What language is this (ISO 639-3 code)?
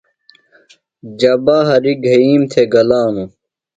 phl